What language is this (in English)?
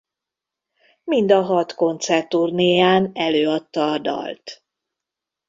Hungarian